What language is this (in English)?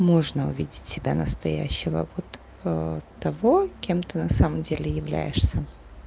Russian